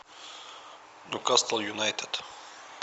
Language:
Russian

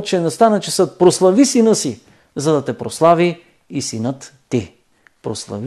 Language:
Bulgarian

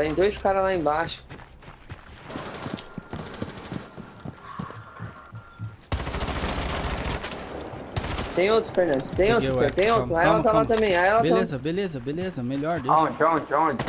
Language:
Portuguese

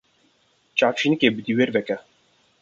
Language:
Kurdish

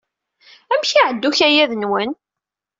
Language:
Kabyle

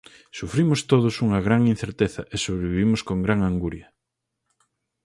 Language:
Galician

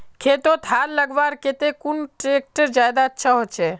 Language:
Magahi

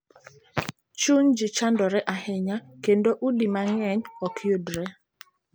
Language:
Luo (Kenya and Tanzania)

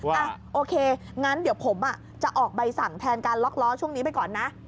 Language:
Thai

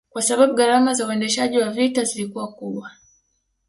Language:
Swahili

